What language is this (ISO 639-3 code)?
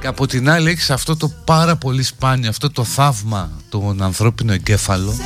ell